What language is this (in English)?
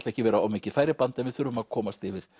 Icelandic